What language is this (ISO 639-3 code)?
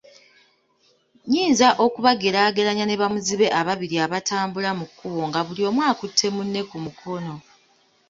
lug